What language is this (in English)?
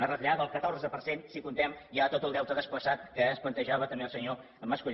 Catalan